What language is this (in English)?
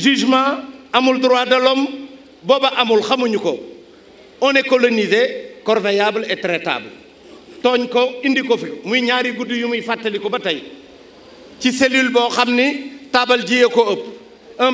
French